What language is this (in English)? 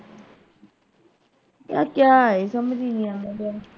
Punjabi